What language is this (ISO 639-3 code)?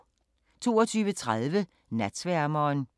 dan